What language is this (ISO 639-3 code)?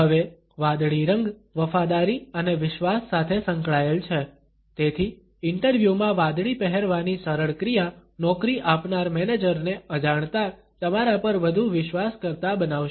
guj